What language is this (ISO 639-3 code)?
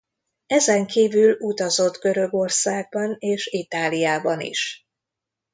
hun